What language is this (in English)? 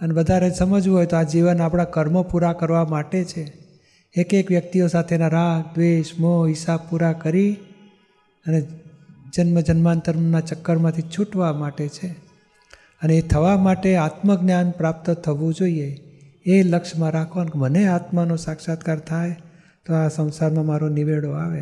Gujarati